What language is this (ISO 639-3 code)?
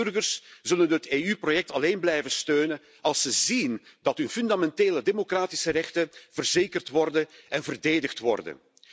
nld